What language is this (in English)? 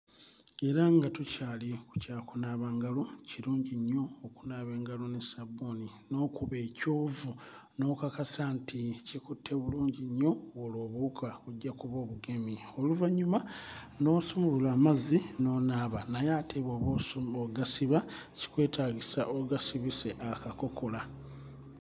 Ganda